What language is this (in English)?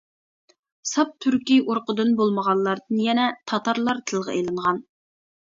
Uyghur